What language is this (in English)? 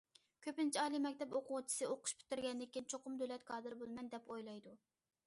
Uyghur